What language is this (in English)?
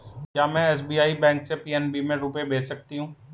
Hindi